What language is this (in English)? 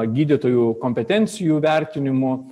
Lithuanian